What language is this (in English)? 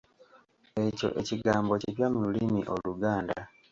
Ganda